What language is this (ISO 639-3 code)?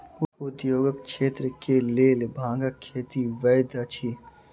mai